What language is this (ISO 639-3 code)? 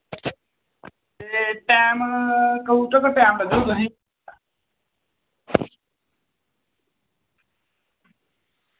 doi